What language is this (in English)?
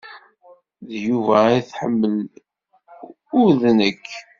Kabyle